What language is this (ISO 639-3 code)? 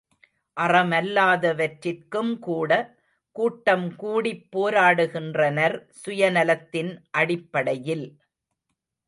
tam